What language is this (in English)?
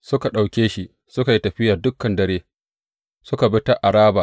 Hausa